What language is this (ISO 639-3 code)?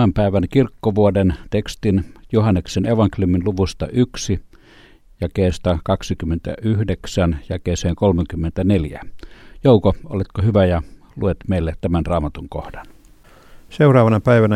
fin